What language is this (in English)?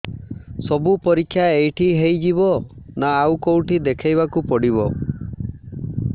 Odia